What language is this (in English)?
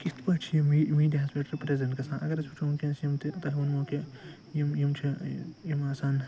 Kashmiri